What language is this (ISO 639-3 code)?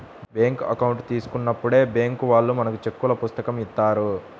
tel